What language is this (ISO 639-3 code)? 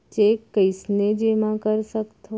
hne